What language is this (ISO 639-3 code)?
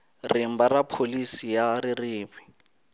tso